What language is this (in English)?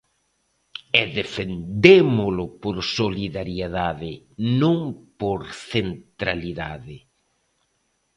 Galician